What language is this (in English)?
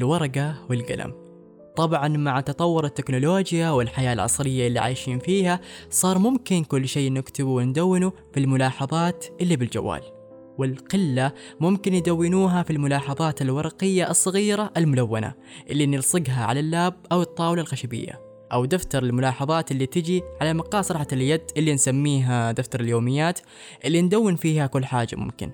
Arabic